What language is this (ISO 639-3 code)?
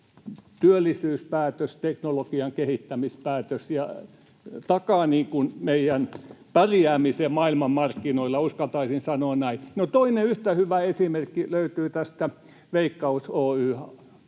fin